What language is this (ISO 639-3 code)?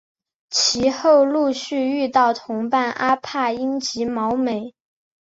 zho